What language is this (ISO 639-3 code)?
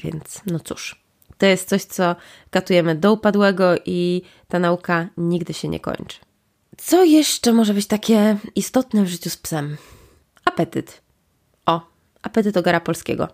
pol